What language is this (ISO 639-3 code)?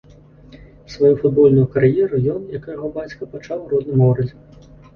bel